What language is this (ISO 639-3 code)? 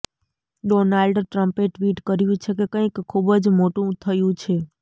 guj